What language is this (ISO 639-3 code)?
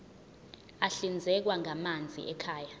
zul